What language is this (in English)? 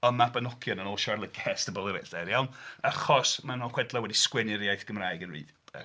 Welsh